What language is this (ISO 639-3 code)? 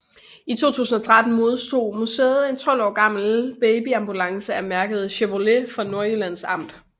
dan